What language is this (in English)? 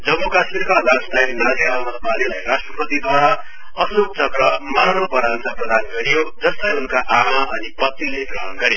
Nepali